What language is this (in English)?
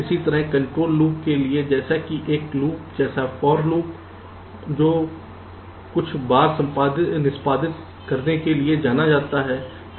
Hindi